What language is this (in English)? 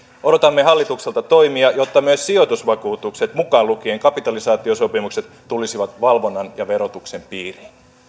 Finnish